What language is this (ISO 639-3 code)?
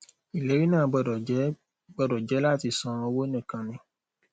yor